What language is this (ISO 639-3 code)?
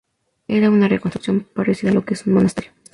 spa